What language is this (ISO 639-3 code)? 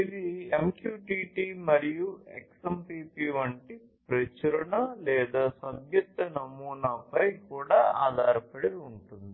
tel